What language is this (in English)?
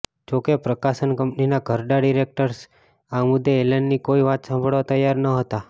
Gujarati